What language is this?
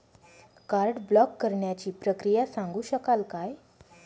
Marathi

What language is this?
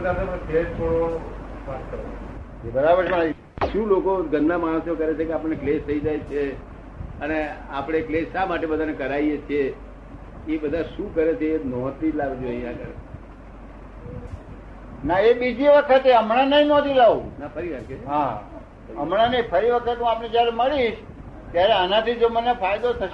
Gujarati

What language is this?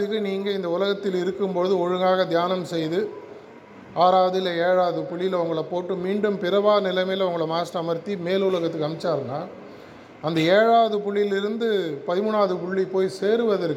Tamil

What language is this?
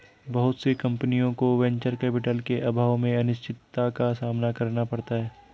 Hindi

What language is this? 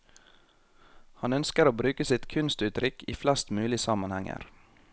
Norwegian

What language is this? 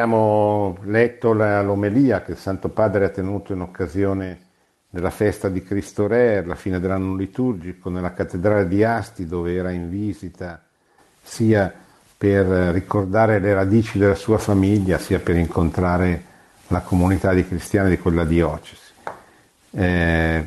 Italian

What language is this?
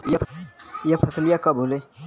Bhojpuri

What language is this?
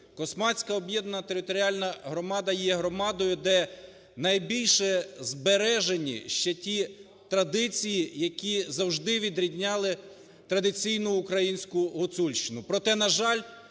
Ukrainian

